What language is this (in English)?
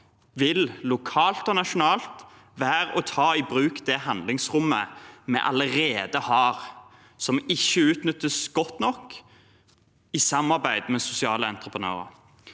Norwegian